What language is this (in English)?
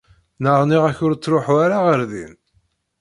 Kabyle